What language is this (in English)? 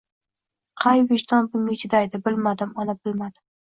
Uzbek